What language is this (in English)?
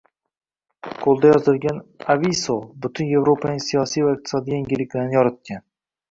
Uzbek